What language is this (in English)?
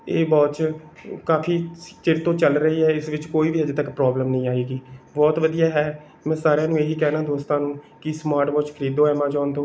Punjabi